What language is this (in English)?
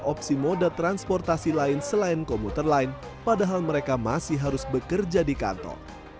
Indonesian